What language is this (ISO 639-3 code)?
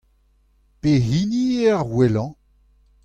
bre